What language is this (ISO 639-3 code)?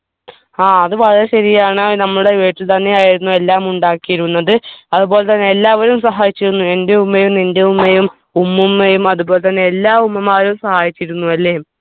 mal